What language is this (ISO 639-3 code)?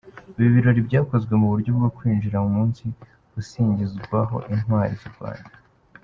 kin